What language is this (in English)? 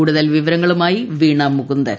Malayalam